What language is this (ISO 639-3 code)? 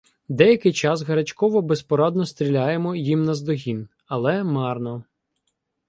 ukr